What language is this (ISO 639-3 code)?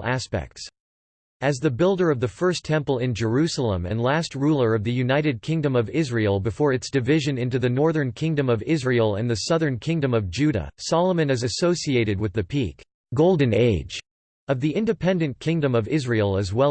eng